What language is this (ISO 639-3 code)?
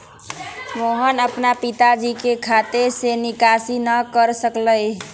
mag